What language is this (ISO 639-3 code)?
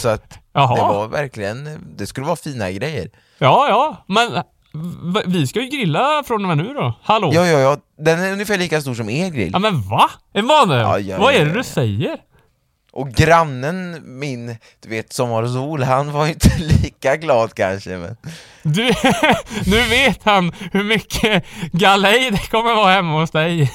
swe